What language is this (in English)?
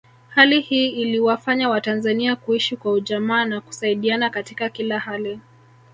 Swahili